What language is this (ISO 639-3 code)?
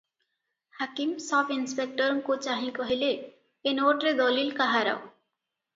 ori